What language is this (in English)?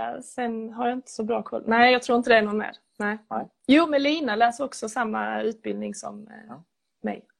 Swedish